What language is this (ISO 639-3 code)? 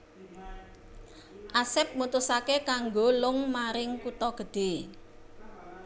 jav